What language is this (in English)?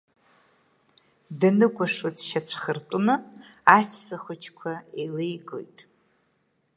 Abkhazian